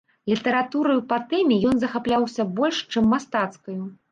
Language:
Belarusian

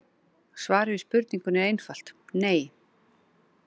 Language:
Icelandic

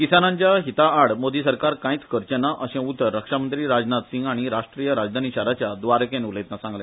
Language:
Konkani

